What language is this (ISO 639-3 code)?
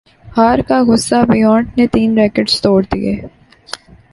urd